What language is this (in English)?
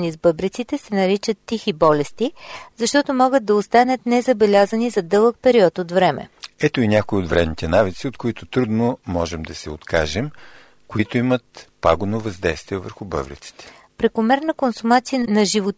Bulgarian